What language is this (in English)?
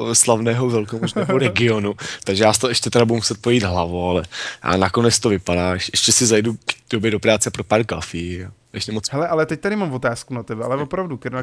Czech